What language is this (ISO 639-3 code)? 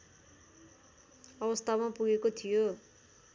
nep